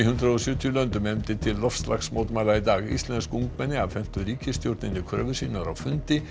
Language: Icelandic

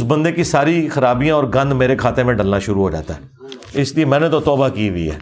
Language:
Urdu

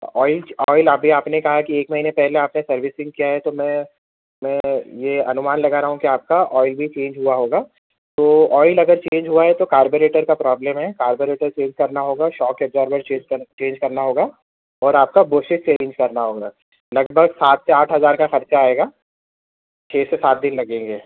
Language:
Urdu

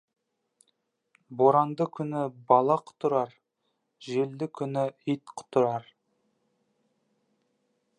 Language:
Kazakh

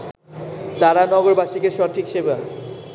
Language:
Bangla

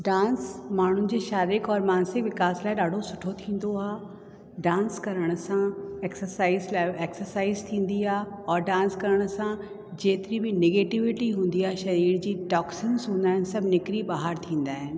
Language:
Sindhi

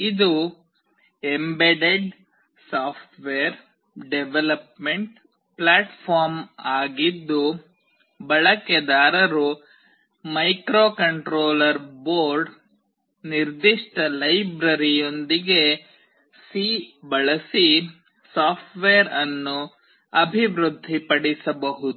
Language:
Kannada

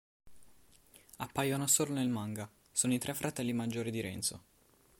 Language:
Italian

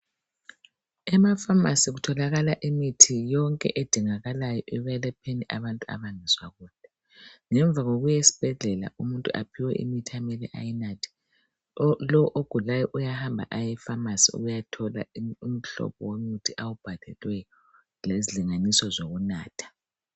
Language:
North Ndebele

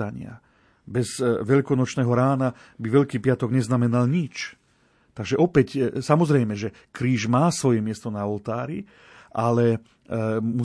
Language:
Slovak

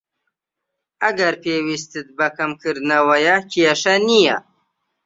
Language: Central Kurdish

